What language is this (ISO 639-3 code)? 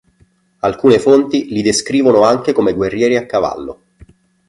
ita